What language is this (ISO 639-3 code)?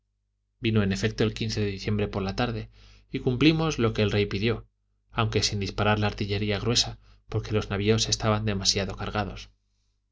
spa